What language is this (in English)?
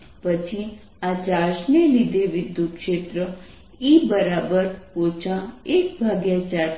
Gujarati